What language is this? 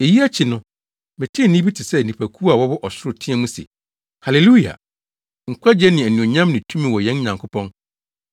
Akan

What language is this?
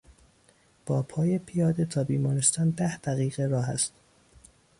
Persian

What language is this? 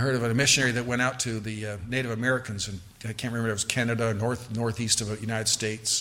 English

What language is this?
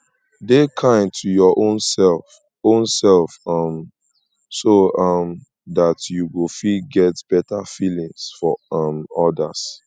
Nigerian Pidgin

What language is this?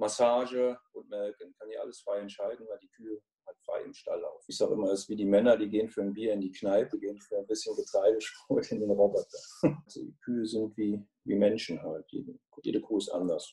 German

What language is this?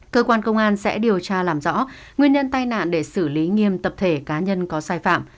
Vietnamese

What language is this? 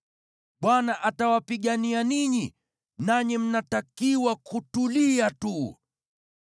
Swahili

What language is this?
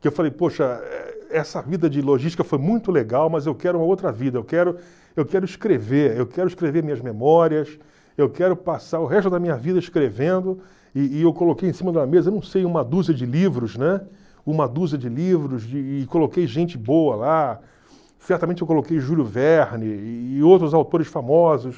Portuguese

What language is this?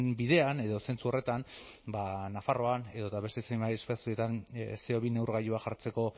Basque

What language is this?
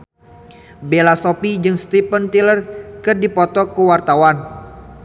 Sundanese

